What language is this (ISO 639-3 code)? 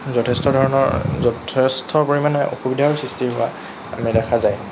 asm